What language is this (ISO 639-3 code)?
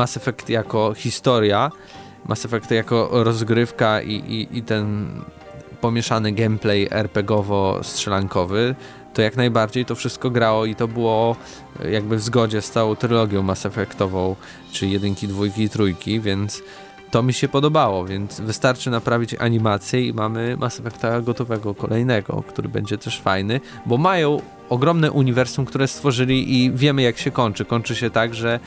pol